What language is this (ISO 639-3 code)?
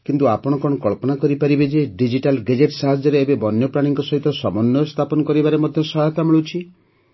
ori